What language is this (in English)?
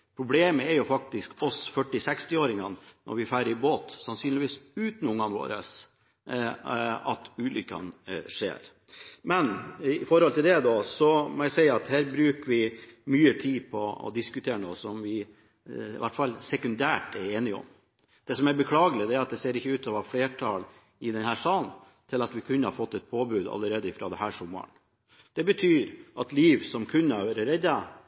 Norwegian Bokmål